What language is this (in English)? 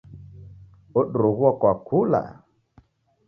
Taita